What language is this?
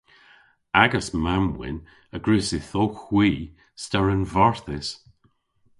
Cornish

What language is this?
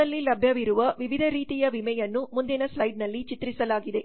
Kannada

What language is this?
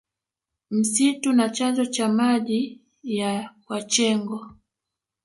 Swahili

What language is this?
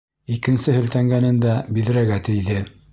Bashkir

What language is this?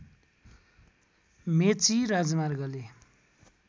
Nepali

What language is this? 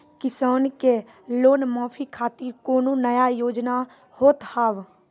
Maithili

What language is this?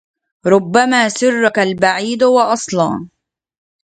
Arabic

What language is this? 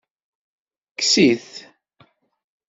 Kabyle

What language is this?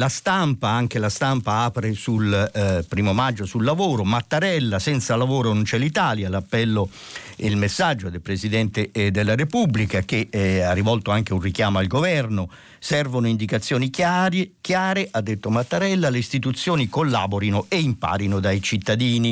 Italian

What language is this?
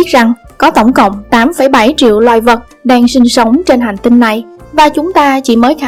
Vietnamese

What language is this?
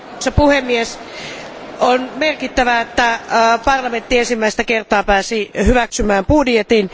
Finnish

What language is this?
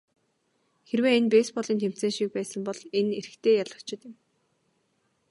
Mongolian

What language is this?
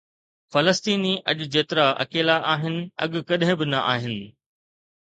Sindhi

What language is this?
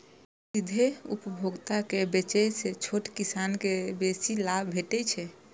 Maithili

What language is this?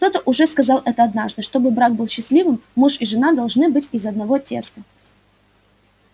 Russian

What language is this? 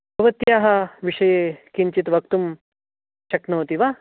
Sanskrit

